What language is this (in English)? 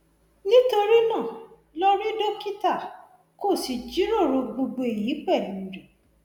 Yoruba